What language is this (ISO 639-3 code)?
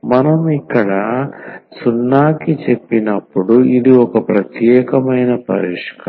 tel